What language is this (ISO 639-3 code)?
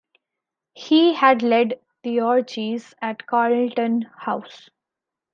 eng